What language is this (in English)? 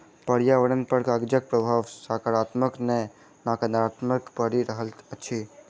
Maithili